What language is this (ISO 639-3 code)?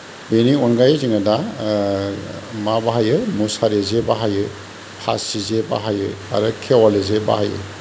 brx